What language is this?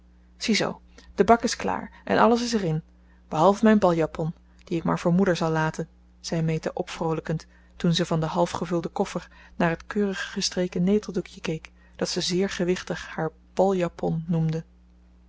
Dutch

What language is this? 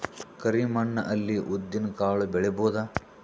Kannada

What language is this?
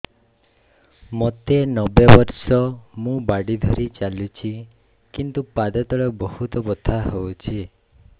Odia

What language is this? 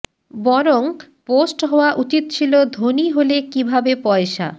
Bangla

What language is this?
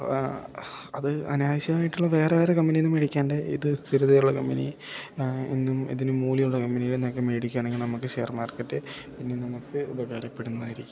Malayalam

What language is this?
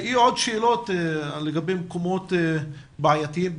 Hebrew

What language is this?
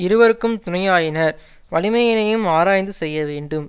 Tamil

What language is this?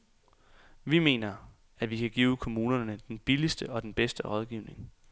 Danish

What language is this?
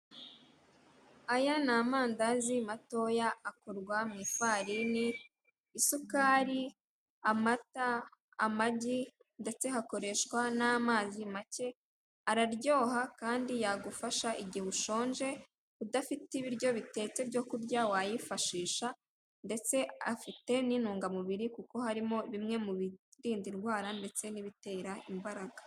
Kinyarwanda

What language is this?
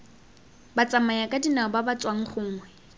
Tswana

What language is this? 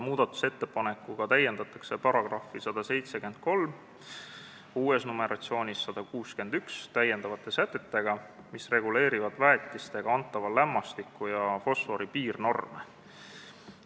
Estonian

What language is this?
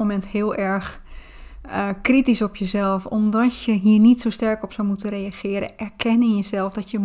Dutch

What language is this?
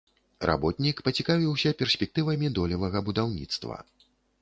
Belarusian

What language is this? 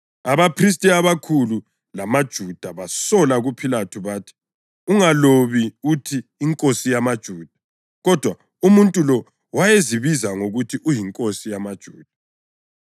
North Ndebele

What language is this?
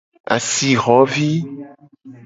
Gen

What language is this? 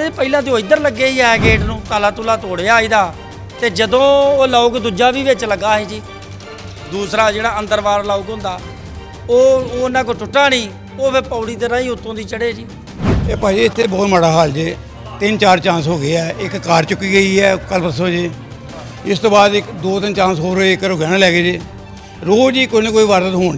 Punjabi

